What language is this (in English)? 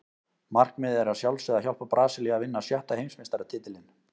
Icelandic